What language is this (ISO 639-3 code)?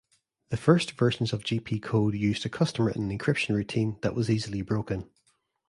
eng